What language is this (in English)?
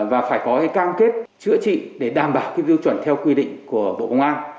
Vietnamese